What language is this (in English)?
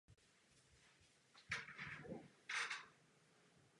Czech